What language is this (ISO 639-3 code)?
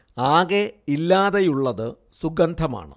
mal